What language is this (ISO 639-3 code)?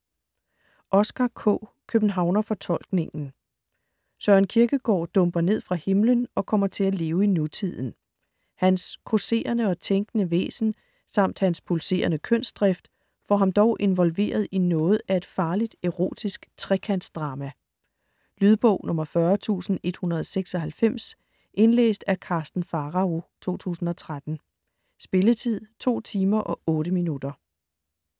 dan